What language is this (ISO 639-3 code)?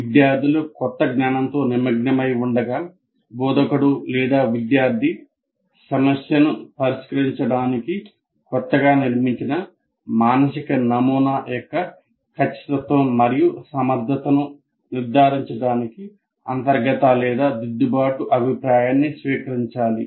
tel